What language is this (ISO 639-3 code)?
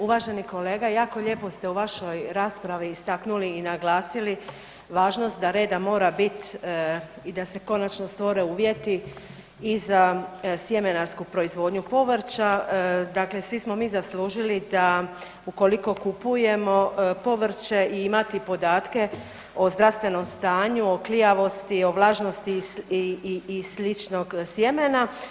hrv